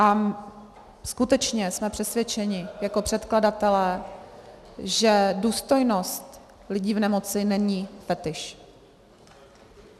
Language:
Czech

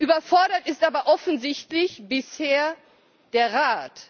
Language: German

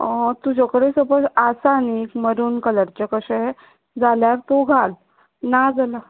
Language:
Konkani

